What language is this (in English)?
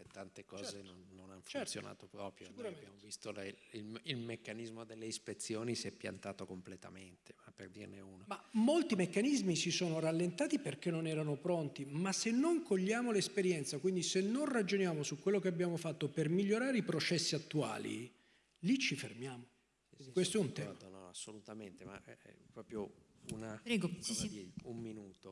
Italian